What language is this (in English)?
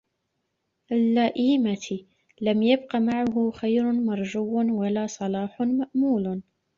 Arabic